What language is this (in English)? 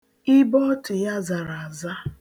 Igbo